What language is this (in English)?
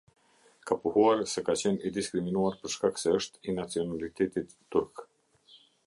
Albanian